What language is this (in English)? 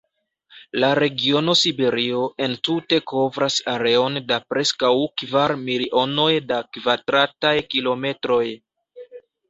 Esperanto